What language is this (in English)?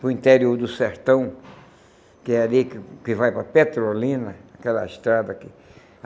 Portuguese